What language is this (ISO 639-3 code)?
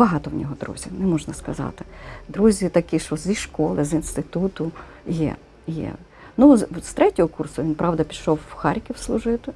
ukr